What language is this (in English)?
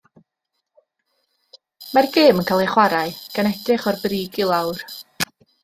Welsh